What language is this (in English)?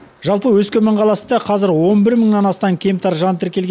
Kazakh